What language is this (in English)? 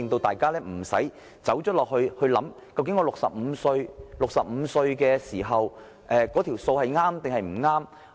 Cantonese